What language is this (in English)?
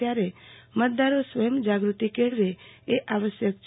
Gujarati